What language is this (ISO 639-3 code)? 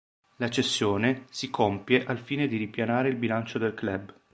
ita